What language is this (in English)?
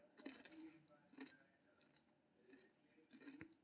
Maithili